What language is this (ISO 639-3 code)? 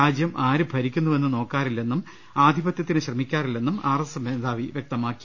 mal